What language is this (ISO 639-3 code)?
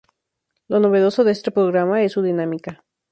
spa